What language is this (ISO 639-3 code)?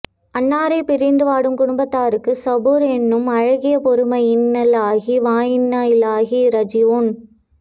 tam